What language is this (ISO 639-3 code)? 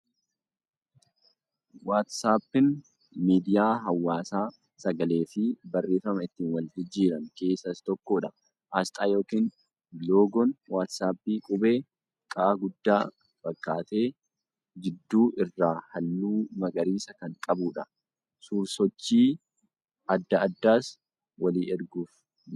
orm